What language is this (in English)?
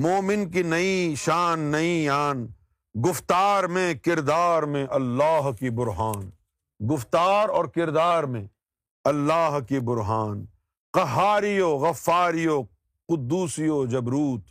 Urdu